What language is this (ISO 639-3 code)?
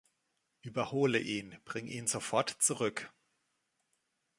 deu